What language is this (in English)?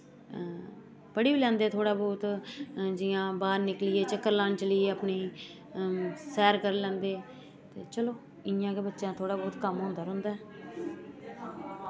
Dogri